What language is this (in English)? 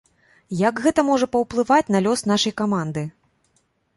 Belarusian